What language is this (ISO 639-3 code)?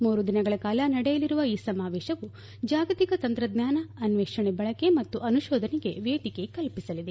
kan